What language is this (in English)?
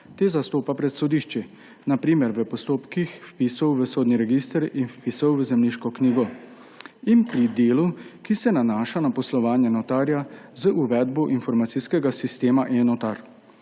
Slovenian